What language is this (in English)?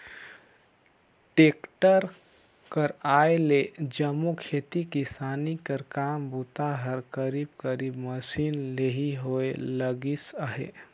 Chhattisgarhi